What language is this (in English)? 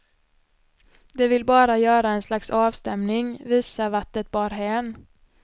Swedish